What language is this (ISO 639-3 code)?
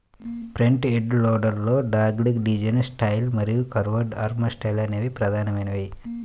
tel